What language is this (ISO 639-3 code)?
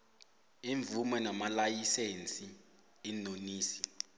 nbl